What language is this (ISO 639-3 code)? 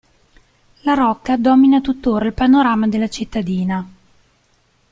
ita